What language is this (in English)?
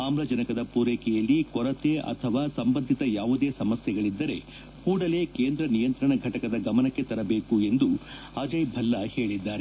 Kannada